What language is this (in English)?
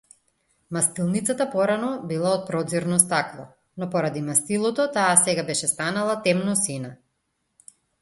Macedonian